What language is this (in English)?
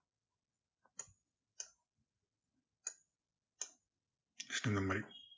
Tamil